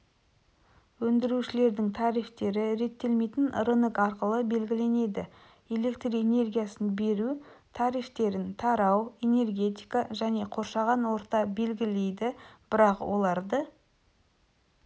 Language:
Kazakh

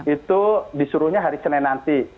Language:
Indonesian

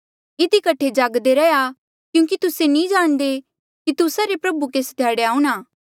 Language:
Mandeali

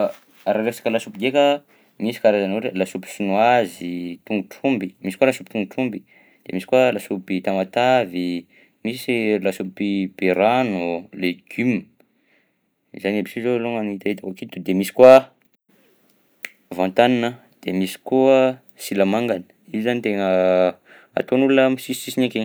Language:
Southern Betsimisaraka Malagasy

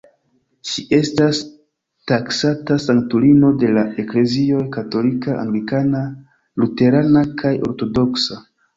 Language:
Esperanto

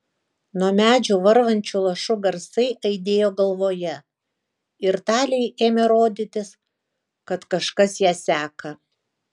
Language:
Lithuanian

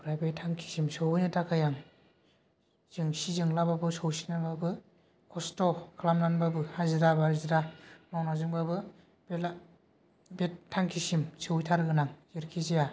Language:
Bodo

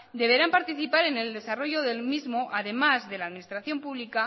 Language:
Spanish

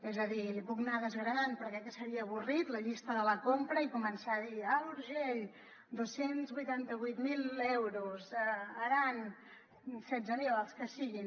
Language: Catalan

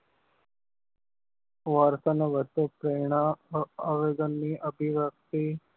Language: Gujarati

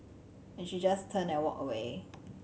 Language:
English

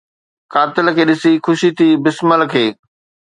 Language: Sindhi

